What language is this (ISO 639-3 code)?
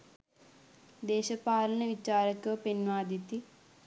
sin